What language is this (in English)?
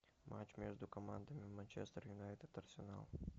Russian